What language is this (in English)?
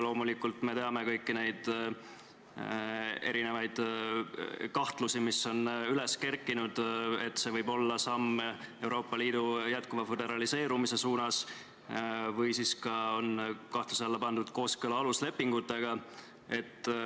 Estonian